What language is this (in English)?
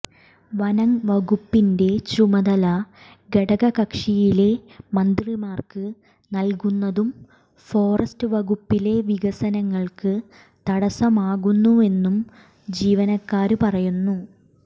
Malayalam